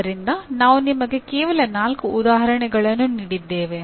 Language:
Kannada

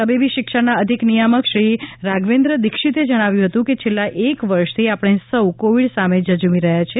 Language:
Gujarati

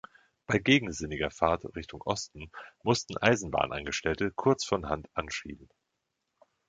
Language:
German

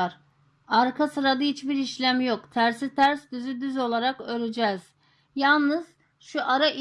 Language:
Turkish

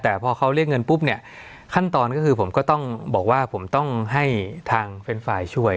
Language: Thai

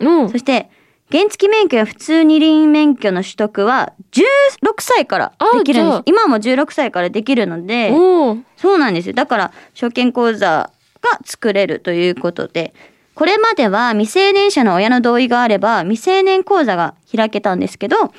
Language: Japanese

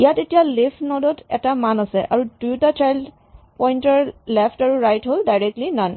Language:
Assamese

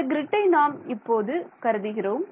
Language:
Tamil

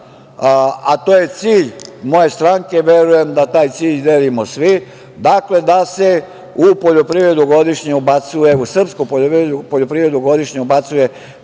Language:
Serbian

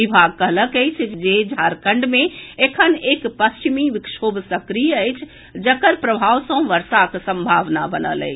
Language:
Maithili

